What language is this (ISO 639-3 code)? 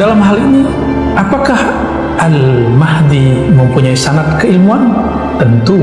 ind